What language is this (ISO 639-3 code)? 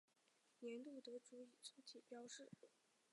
zho